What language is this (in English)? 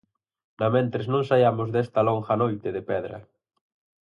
Galician